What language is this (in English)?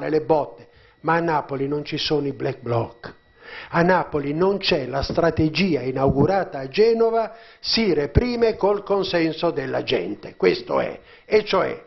Italian